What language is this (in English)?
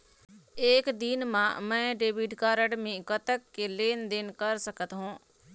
Chhattisgarhi